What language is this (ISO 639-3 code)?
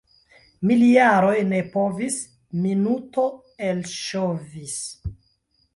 epo